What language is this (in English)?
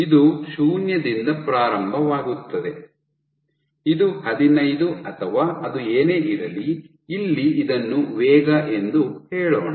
Kannada